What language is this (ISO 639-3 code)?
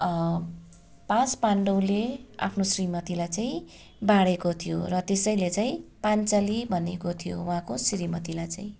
nep